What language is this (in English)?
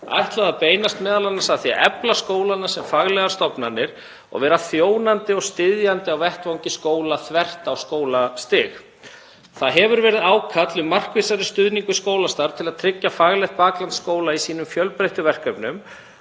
Icelandic